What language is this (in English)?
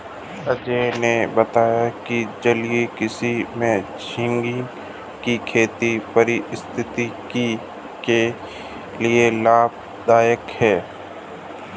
Hindi